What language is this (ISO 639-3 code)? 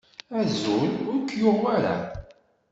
kab